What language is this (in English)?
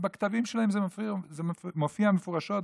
Hebrew